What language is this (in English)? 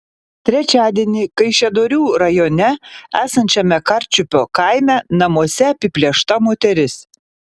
Lithuanian